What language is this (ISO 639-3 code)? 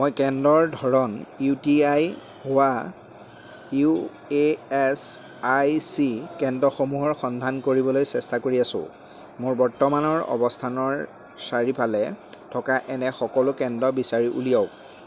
asm